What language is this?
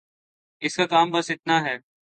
Urdu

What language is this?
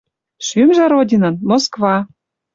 Western Mari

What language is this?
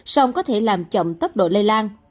Vietnamese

